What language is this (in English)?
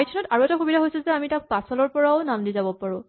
Assamese